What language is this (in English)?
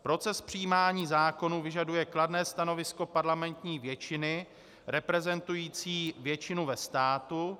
Czech